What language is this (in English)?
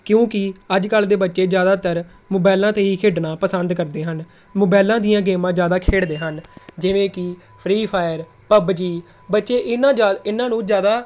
Punjabi